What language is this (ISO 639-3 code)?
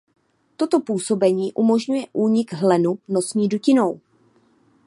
ces